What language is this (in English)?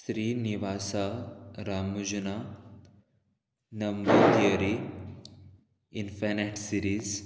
Konkani